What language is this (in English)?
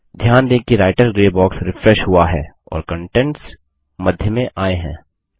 Hindi